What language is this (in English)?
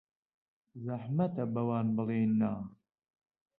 Central Kurdish